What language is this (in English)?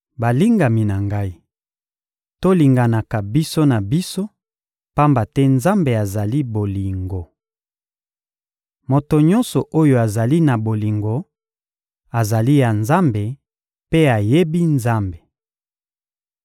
Lingala